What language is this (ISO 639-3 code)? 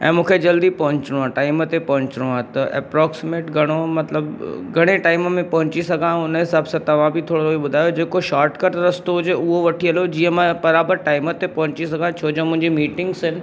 snd